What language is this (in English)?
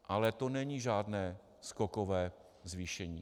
Czech